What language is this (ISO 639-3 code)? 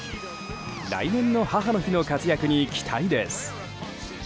jpn